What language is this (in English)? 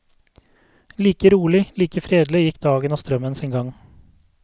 Norwegian